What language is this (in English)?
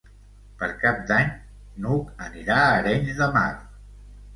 Catalan